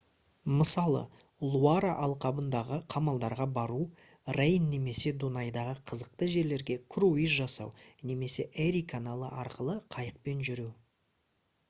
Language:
Kazakh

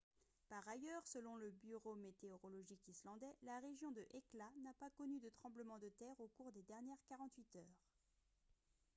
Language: French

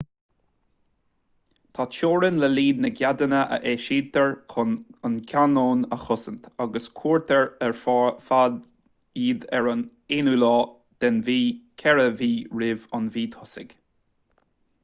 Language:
Irish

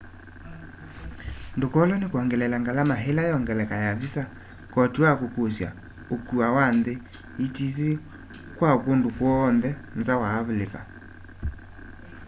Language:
Kamba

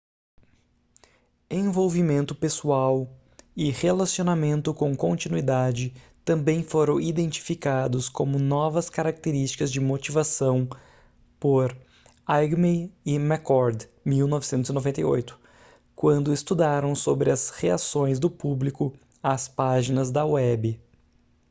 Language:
Portuguese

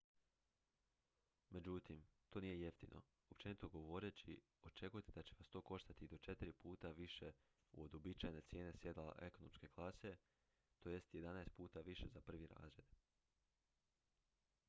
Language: Croatian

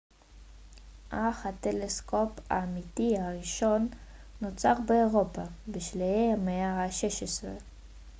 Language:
Hebrew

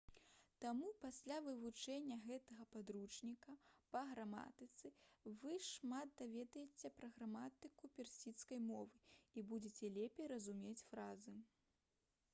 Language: Belarusian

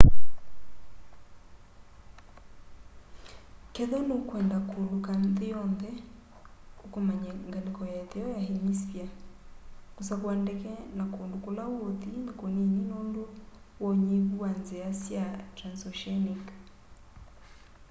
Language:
Kamba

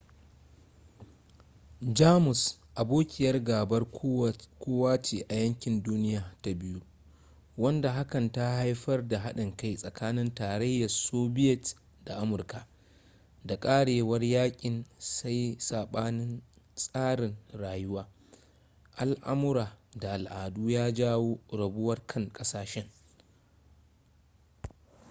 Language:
Hausa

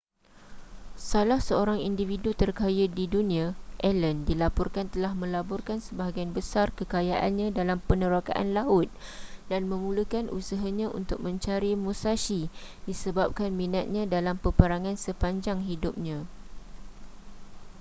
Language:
Malay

